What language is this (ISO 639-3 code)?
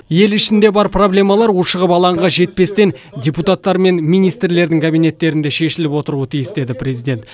kaz